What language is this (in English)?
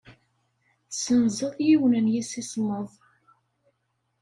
Kabyle